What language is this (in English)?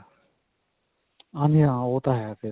Punjabi